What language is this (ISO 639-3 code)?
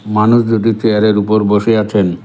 ben